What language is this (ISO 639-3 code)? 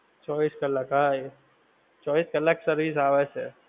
guj